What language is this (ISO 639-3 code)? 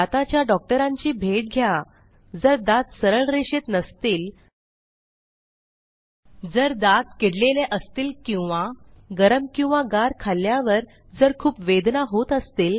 mar